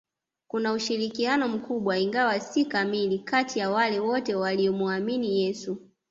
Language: Swahili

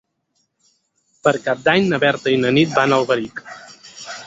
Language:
Catalan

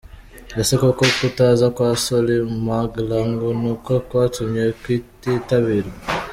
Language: Kinyarwanda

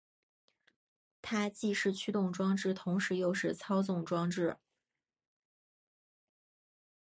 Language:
Chinese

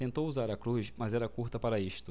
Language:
Portuguese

